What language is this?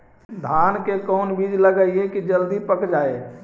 Magahi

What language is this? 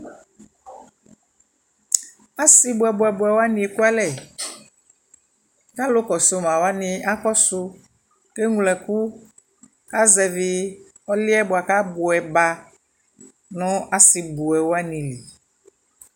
Ikposo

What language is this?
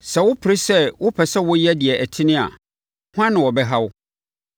Akan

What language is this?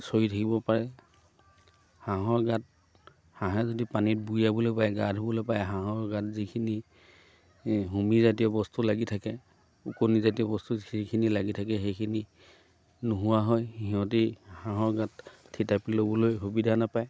Assamese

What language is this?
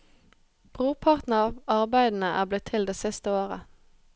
Norwegian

